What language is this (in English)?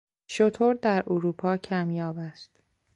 Persian